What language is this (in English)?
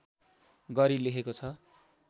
Nepali